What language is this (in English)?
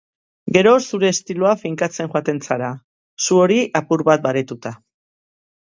Basque